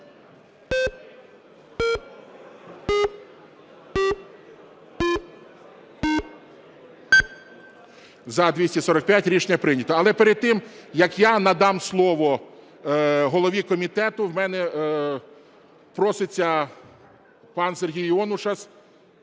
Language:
Ukrainian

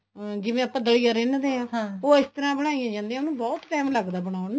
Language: Punjabi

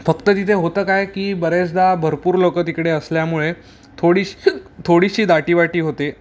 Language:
Marathi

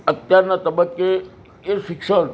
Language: Gujarati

